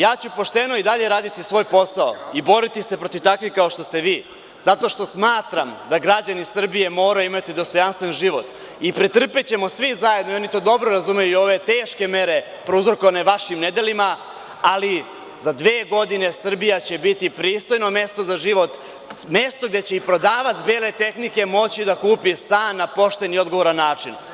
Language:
Serbian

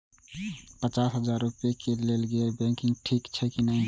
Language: Maithili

